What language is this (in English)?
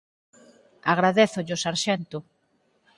Galician